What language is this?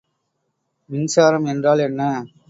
Tamil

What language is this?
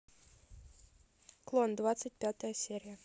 Russian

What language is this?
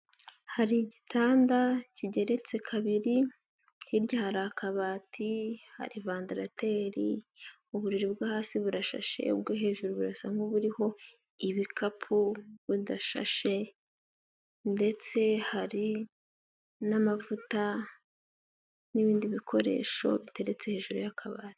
Kinyarwanda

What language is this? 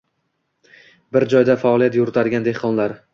Uzbek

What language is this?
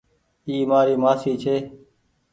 Goaria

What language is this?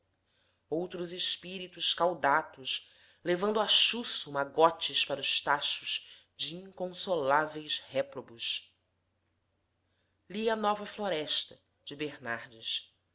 Portuguese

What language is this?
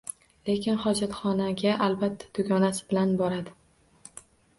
Uzbek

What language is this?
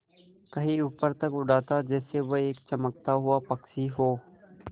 Hindi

